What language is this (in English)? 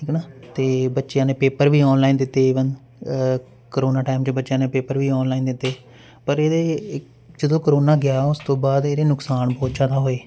Punjabi